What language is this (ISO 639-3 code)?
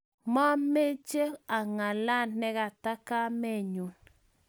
kln